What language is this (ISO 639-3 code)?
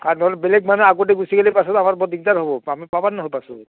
asm